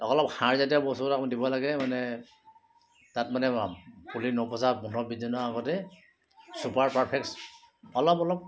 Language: Assamese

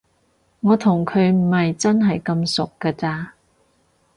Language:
Cantonese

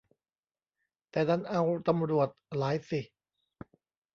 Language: Thai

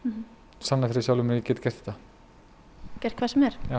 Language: Icelandic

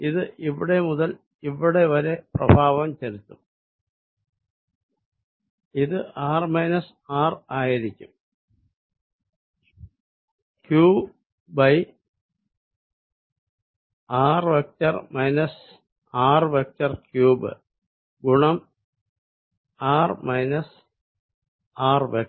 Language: Malayalam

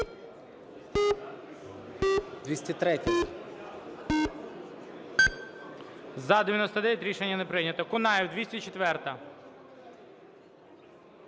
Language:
Ukrainian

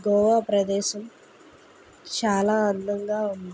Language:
Telugu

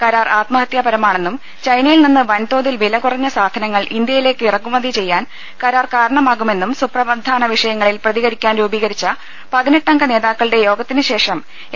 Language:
Malayalam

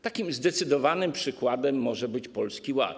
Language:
Polish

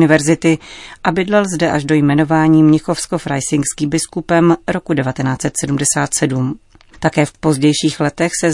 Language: Czech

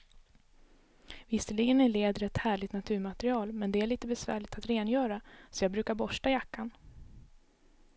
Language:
Swedish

